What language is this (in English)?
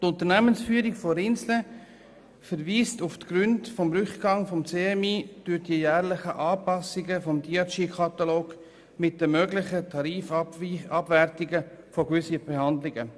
Swiss German